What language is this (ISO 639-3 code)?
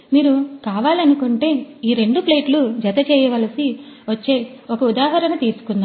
tel